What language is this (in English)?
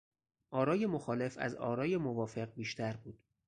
Persian